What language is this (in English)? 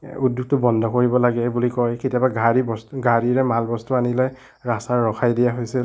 Assamese